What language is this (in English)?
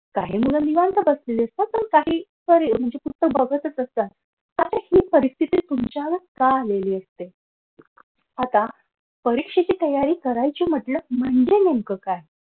Marathi